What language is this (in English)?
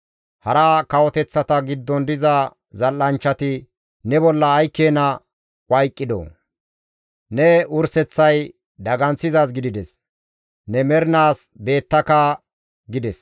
Gamo